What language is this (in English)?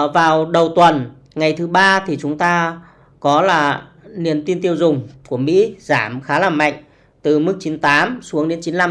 Vietnamese